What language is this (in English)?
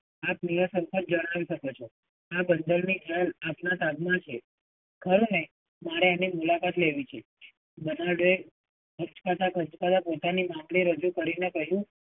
Gujarati